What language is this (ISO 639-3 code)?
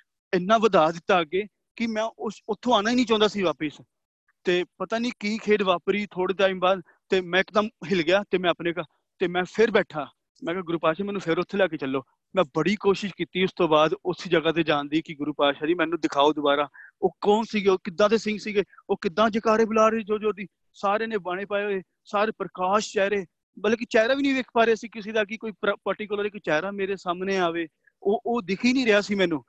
pan